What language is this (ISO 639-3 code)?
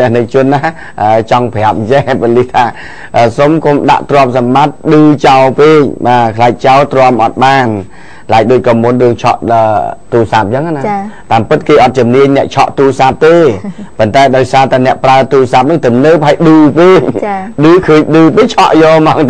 vie